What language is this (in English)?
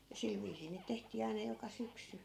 Finnish